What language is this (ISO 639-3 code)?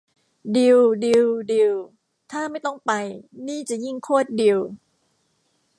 tha